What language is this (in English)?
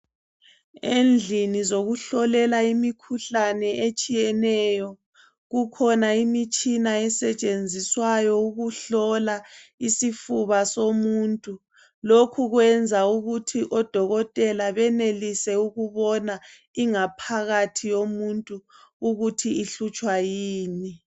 North Ndebele